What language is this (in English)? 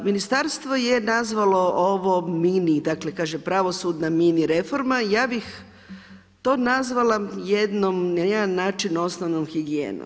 Croatian